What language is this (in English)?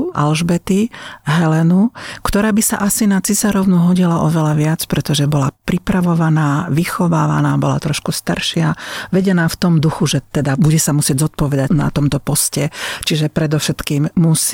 Slovak